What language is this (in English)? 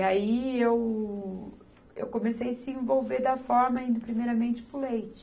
Portuguese